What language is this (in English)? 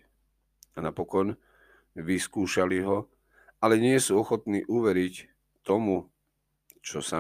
Slovak